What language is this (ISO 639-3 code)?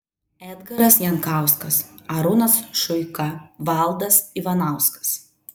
lit